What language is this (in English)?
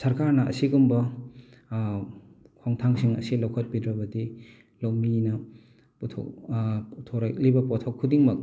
Manipuri